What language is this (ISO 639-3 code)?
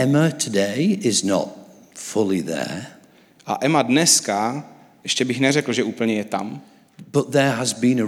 ces